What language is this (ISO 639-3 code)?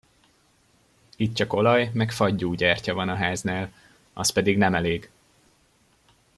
hun